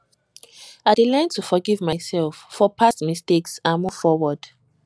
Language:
Nigerian Pidgin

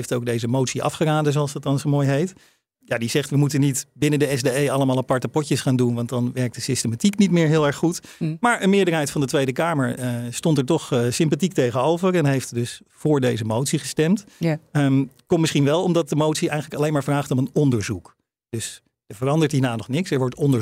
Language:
Dutch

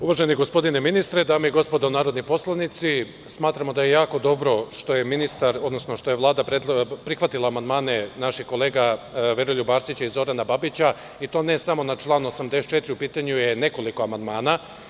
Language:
Serbian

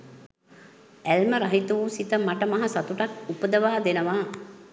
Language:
Sinhala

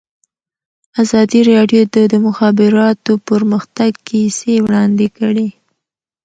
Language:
Pashto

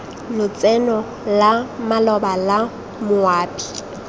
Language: Tswana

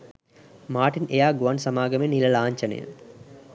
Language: Sinhala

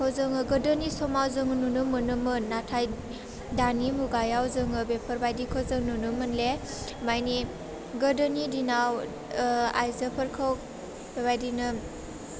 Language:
Bodo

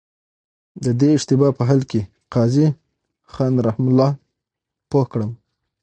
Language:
Pashto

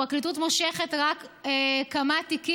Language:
Hebrew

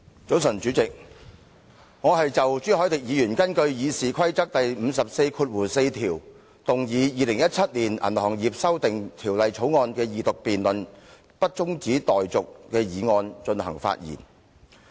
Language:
Cantonese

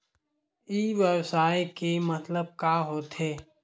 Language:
Chhattisgarhi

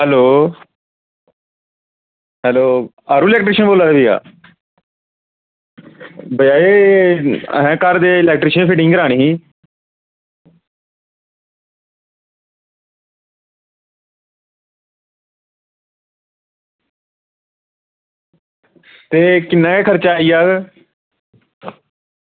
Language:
Dogri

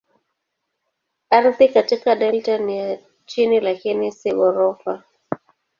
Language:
Swahili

